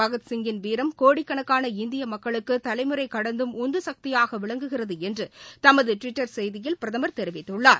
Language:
Tamil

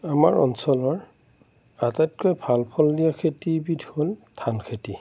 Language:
Assamese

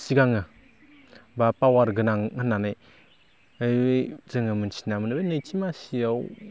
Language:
Bodo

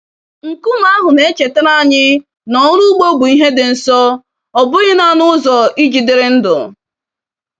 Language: Igbo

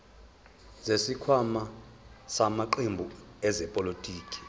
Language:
Zulu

